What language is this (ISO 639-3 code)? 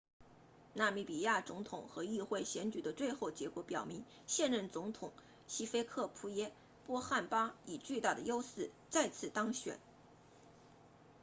zho